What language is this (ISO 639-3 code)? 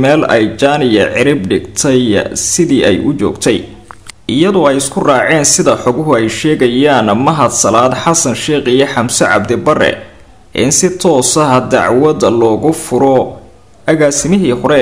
ara